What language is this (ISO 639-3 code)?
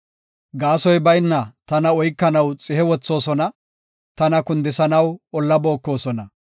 gof